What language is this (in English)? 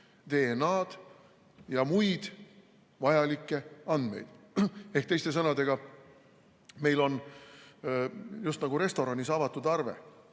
Estonian